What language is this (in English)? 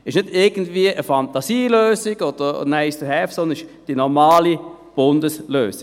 Swiss German